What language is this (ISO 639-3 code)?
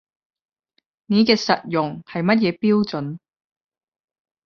yue